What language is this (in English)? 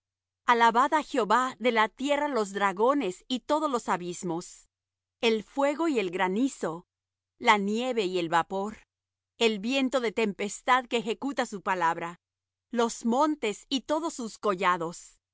Spanish